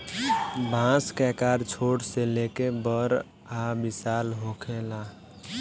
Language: Bhojpuri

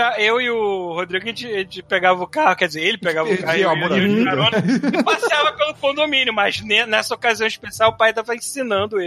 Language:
Portuguese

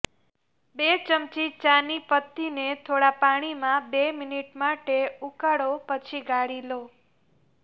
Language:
Gujarati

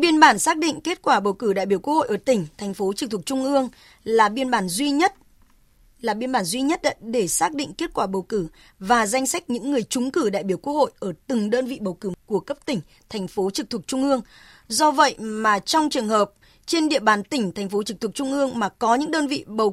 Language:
Vietnamese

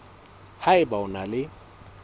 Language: Southern Sotho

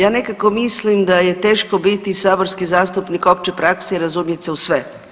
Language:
Croatian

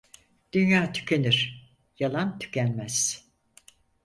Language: Turkish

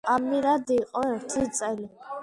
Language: Georgian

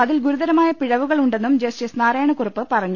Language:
Malayalam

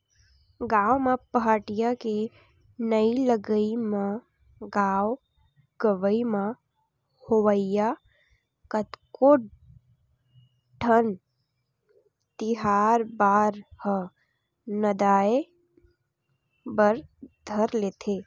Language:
Chhattisgarhi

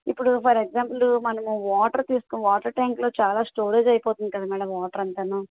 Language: Telugu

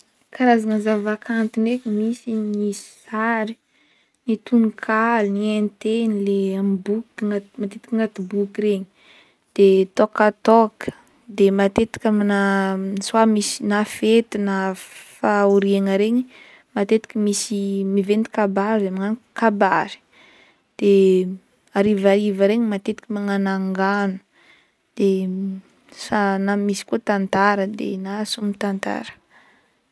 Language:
Northern Betsimisaraka Malagasy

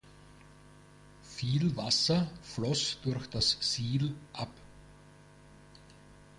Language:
German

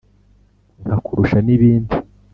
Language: Kinyarwanda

